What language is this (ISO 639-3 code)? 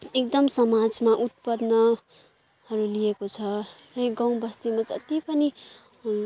nep